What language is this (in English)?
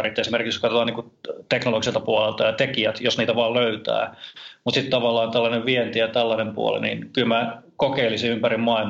Finnish